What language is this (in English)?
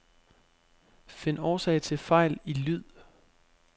Danish